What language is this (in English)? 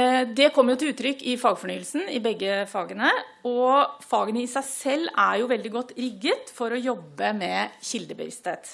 Norwegian